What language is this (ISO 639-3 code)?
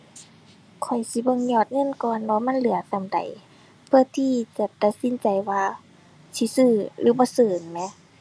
tha